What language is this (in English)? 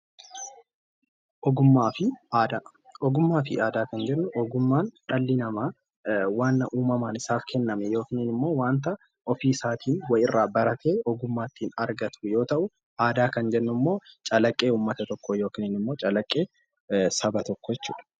Oromo